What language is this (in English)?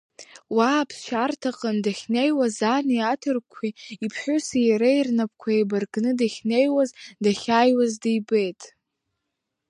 Abkhazian